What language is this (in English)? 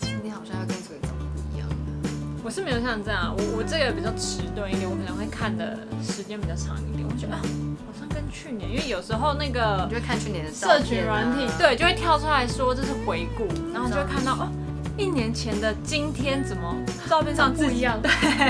Chinese